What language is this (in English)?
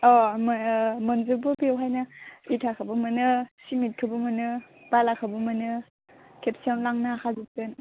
Bodo